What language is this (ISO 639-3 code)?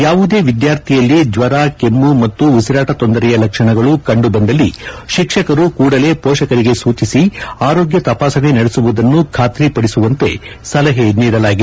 kan